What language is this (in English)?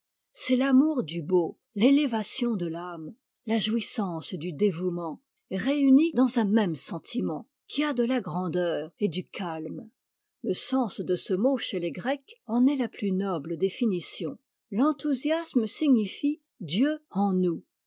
French